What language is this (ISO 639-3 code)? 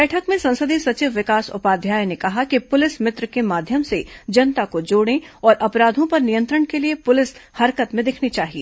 hin